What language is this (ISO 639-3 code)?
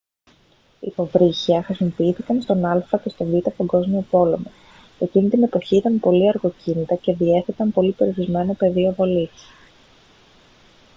ell